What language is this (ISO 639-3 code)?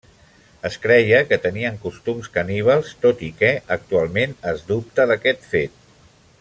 cat